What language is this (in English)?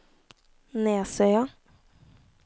Norwegian